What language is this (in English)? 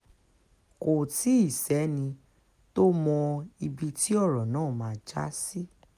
Yoruba